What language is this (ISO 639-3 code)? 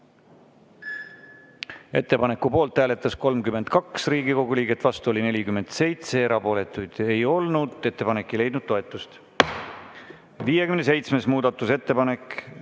est